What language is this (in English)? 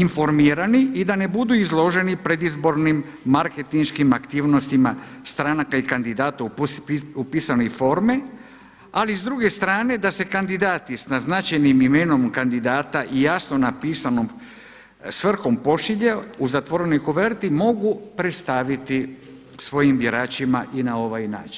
Croatian